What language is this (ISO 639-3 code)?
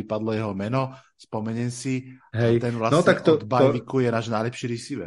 slk